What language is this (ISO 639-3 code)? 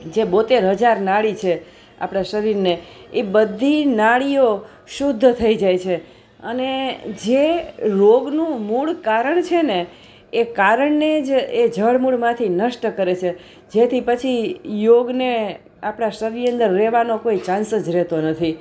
guj